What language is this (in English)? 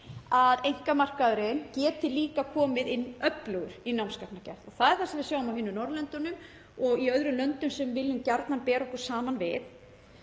Icelandic